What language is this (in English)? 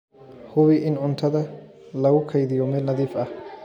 Somali